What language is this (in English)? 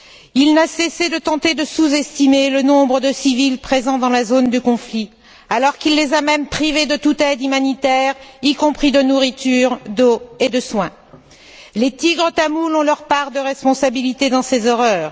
French